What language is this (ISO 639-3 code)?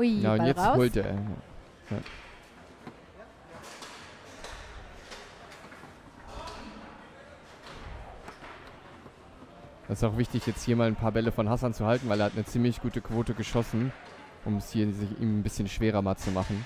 deu